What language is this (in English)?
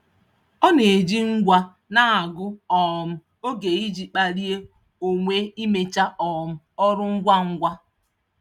Igbo